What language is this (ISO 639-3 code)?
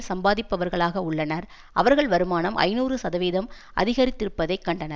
tam